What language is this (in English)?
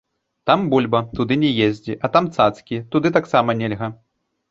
Belarusian